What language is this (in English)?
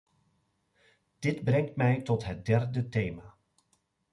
Dutch